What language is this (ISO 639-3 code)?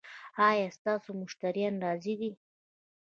pus